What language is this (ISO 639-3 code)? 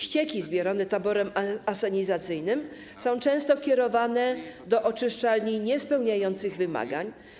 pol